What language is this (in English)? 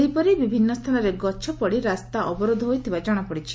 Odia